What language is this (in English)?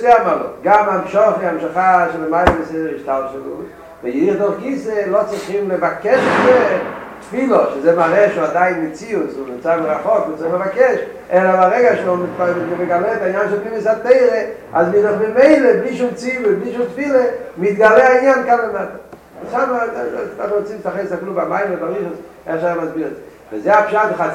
Hebrew